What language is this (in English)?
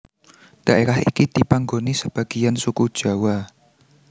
Javanese